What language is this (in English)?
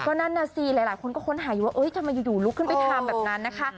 Thai